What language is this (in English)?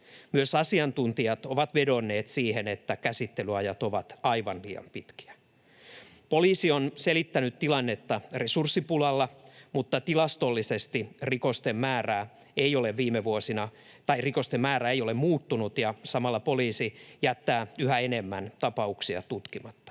Finnish